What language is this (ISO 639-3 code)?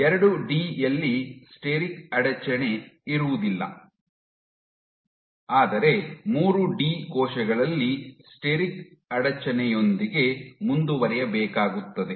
kan